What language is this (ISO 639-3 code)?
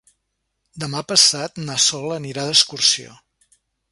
cat